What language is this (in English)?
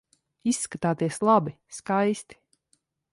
Latvian